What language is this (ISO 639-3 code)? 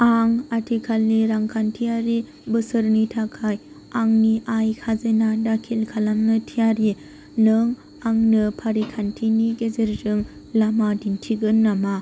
brx